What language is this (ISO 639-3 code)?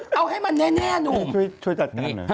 tha